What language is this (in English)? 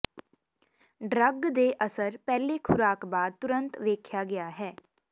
Punjabi